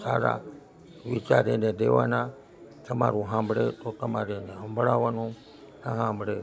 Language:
Gujarati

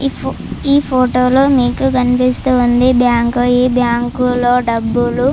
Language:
Telugu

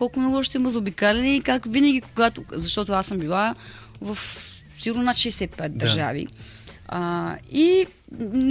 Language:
Bulgarian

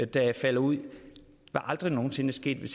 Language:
Danish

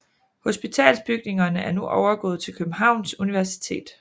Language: Danish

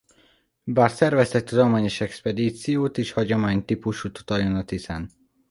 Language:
Hungarian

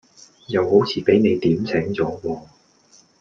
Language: Cantonese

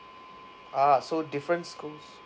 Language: English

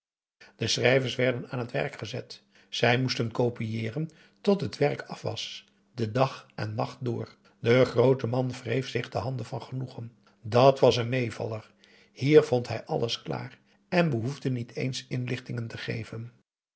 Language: Dutch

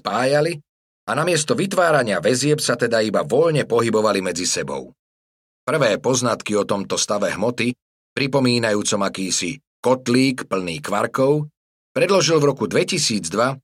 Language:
Slovak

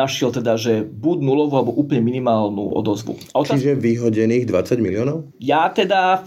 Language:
Slovak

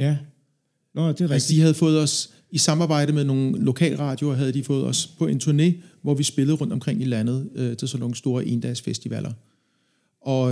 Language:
Danish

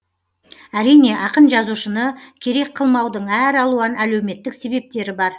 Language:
Kazakh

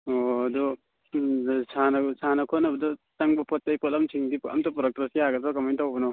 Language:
Manipuri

